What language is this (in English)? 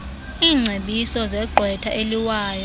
Xhosa